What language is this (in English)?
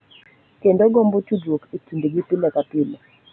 Luo (Kenya and Tanzania)